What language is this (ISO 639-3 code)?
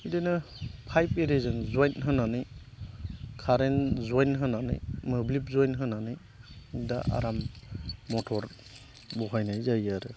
brx